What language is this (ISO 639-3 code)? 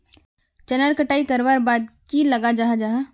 mag